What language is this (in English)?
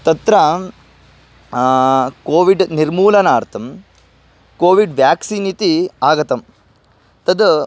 Sanskrit